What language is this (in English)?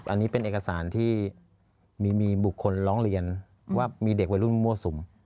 Thai